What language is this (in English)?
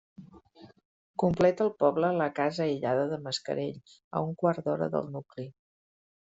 Catalan